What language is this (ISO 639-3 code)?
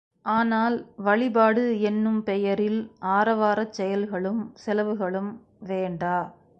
tam